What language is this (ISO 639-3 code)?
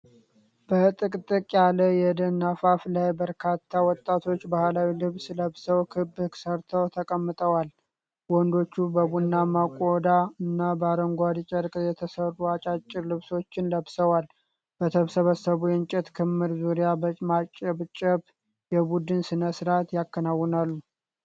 amh